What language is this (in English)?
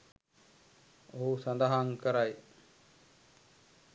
Sinhala